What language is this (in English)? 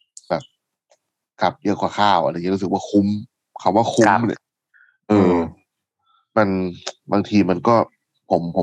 Thai